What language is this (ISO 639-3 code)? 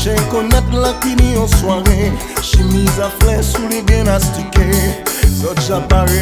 ind